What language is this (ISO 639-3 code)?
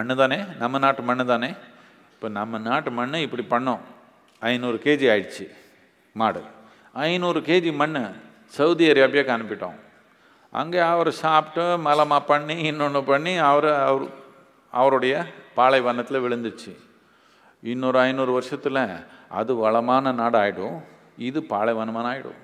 tam